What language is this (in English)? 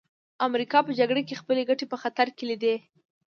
Pashto